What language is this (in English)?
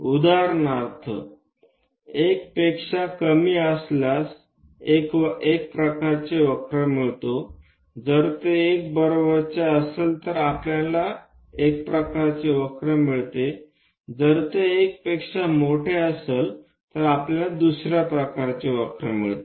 Marathi